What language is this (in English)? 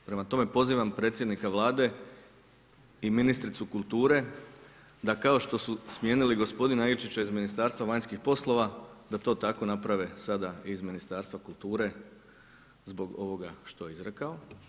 Croatian